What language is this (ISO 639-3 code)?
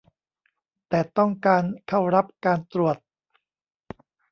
tha